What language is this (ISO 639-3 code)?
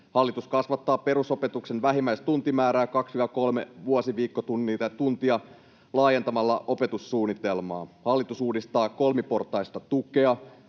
fin